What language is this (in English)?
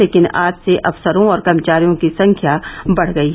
Hindi